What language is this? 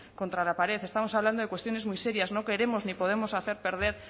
Spanish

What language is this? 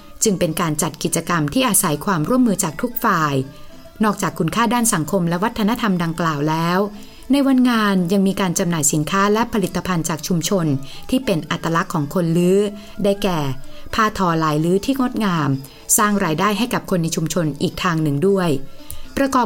Thai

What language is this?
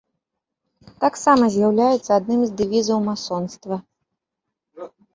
Belarusian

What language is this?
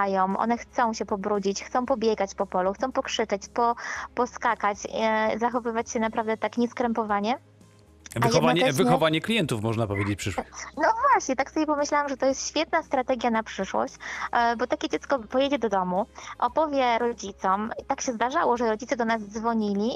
Polish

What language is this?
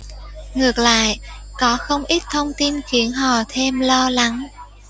Vietnamese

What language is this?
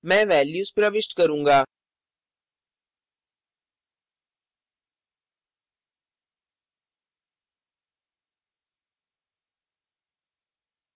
Hindi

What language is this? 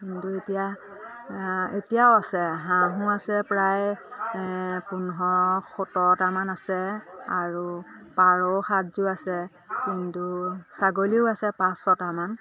Assamese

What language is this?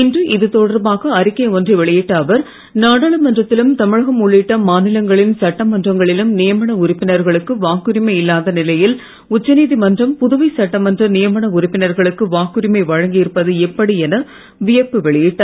Tamil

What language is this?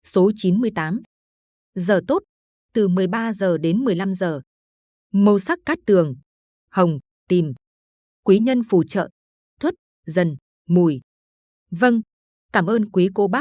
Vietnamese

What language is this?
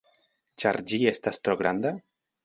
Esperanto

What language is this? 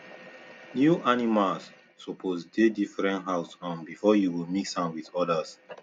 Nigerian Pidgin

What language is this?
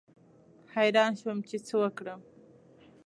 Pashto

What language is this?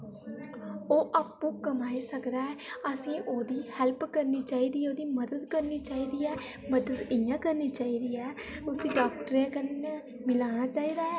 Dogri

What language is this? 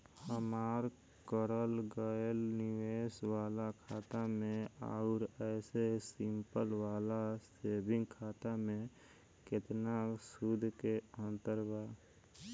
Bhojpuri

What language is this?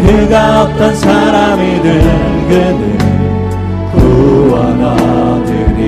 Korean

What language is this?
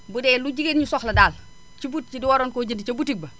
Wolof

